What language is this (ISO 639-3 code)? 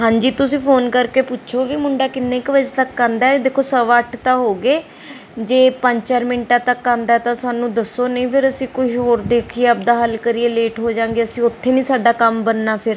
pan